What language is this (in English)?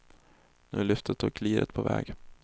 Swedish